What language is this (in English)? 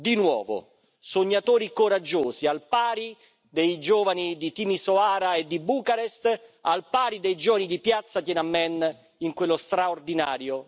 Italian